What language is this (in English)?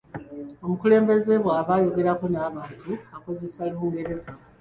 Ganda